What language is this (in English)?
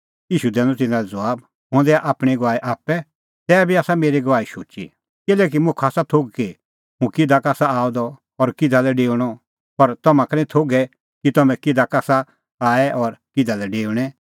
Kullu Pahari